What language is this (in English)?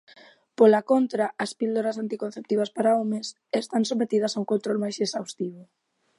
Galician